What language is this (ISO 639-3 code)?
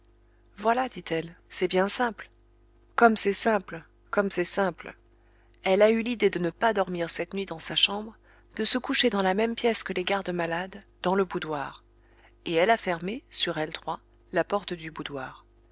fra